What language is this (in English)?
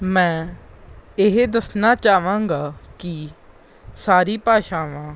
Punjabi